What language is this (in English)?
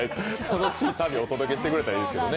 Japanese